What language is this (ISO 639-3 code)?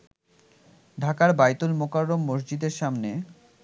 ben